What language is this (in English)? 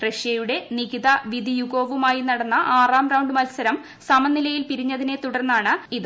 Malayalam